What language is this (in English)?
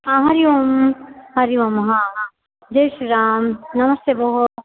Sanskrit